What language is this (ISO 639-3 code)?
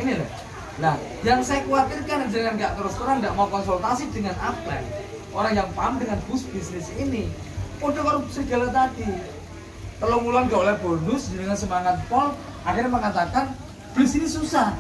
ind